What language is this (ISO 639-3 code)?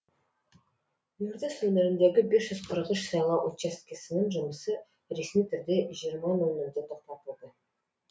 kaz